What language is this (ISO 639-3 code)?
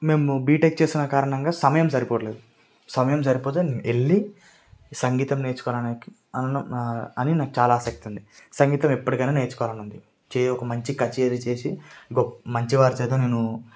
tel